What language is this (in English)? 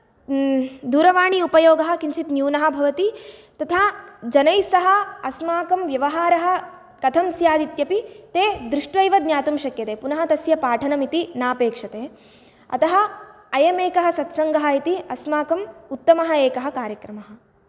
Sanskrit